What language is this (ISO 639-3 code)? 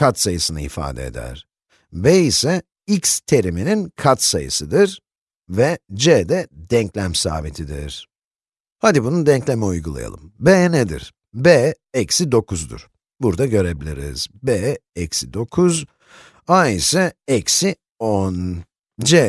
tur